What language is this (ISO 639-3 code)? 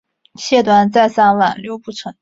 zho